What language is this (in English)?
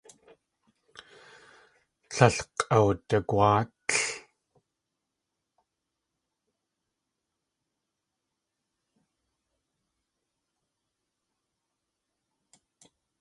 Tlingit